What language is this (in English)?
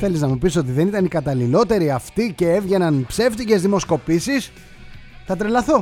Greek